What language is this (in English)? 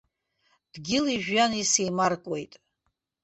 Abkhazian